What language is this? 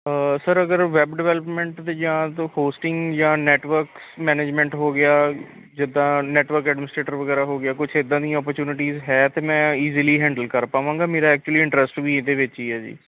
Punjabi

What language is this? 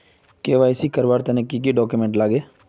Magahi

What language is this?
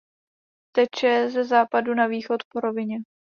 Czech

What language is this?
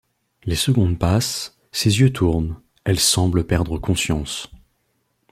French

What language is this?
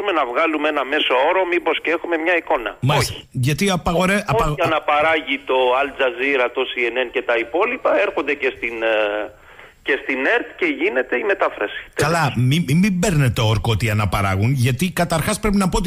Greek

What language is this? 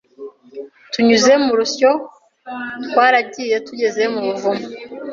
Kinyarwanda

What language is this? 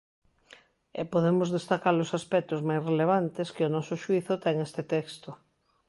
Galician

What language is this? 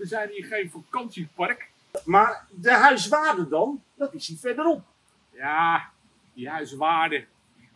Dutch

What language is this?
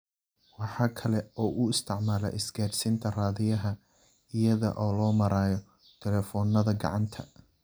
Somali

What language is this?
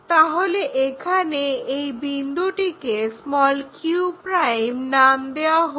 Bangla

